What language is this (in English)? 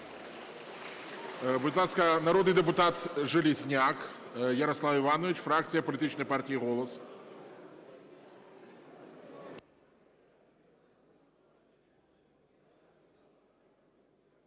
Ukrainian